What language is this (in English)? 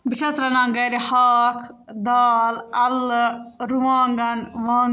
Kashmiri